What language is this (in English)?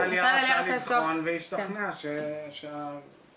Hebrew